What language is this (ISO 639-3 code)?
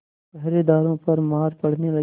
hin